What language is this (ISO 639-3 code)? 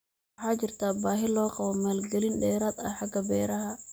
som